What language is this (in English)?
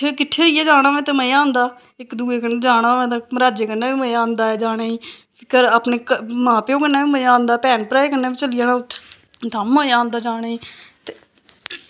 Dogri